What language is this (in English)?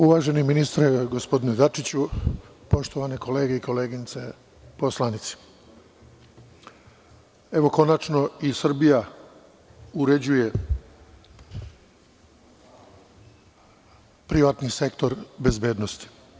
Serbian